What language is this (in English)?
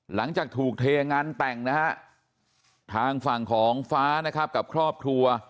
Thai